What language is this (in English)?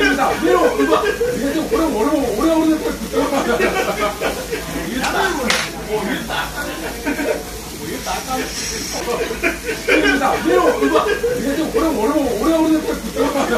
Korean